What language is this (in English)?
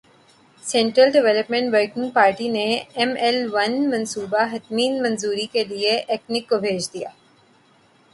Urdu